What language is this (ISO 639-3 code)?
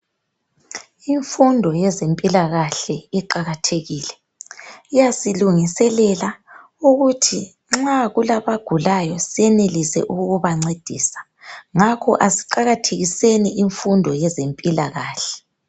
nde